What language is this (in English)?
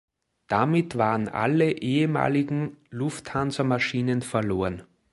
German